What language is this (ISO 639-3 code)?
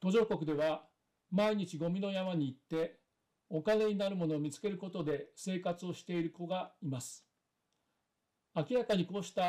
jpn